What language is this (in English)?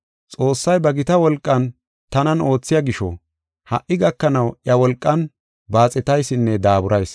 Gofa